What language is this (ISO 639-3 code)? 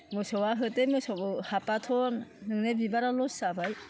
brx